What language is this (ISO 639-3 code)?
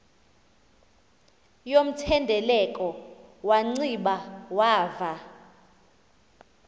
xho